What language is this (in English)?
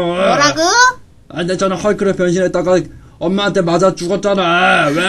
Korean